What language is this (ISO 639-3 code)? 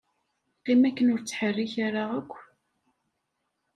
kab